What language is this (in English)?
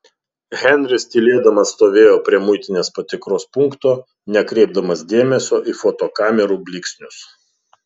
Lithuanian